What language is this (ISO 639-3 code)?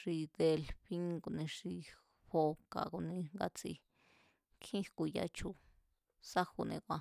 vmz